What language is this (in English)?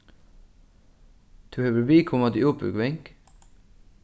Faroese